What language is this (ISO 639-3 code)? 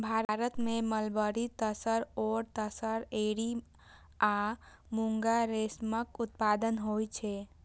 mai